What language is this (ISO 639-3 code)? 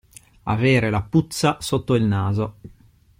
ita